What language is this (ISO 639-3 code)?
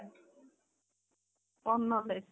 ori